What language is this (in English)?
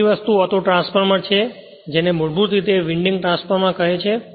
Gujarati